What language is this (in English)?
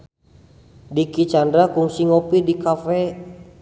Sundanese